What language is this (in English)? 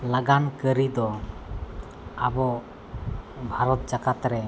Santali